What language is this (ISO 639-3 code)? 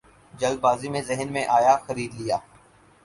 urd